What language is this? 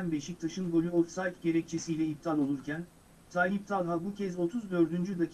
Turkish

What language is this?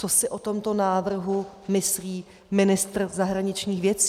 Czech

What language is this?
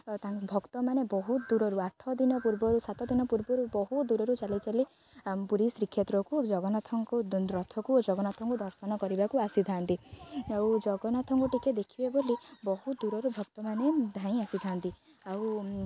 Odia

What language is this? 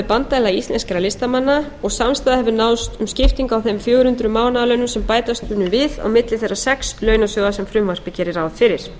Icelandic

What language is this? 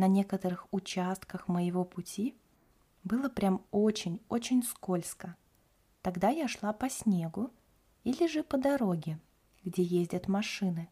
Russian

